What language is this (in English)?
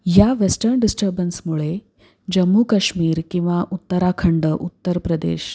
Marathi